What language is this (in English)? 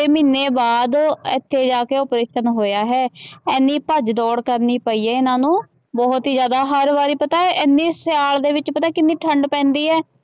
Punjabi